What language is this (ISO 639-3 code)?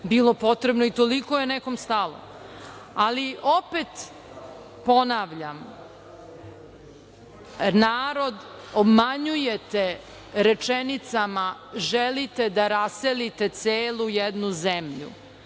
srp